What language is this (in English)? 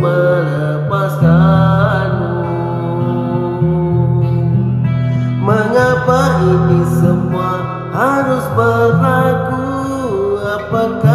Malay